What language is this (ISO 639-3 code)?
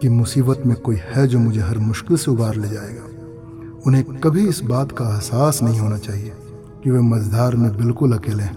hin